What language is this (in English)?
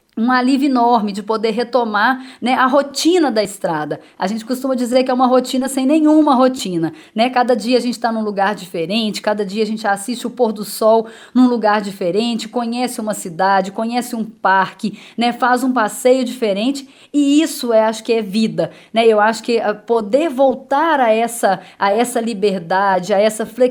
Portuguese